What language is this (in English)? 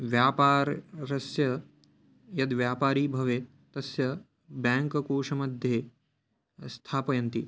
Sanskrit